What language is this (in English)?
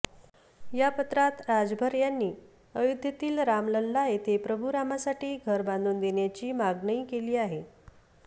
Marathi